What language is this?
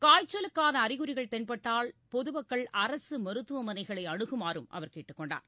Tamil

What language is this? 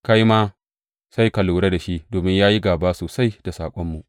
Hausa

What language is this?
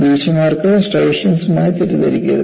Malayalam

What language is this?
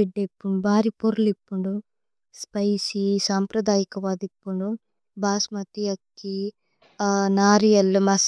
Tulu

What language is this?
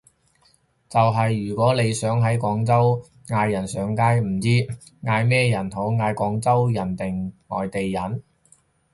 Cantonese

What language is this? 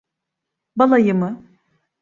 Turkish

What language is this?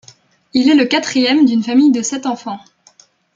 French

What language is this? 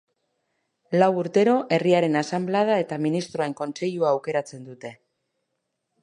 Basque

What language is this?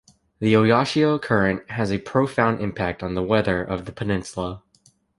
English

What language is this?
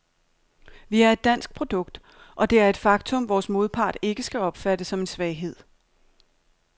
Danish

